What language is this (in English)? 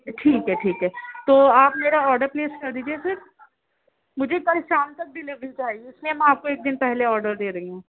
Urdu